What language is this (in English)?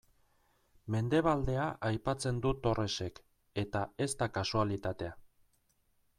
Basque